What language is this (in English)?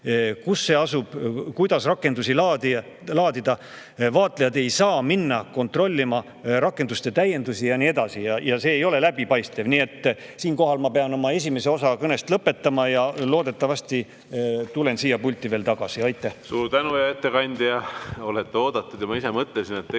Estonian